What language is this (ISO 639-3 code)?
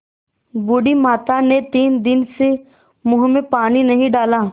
hin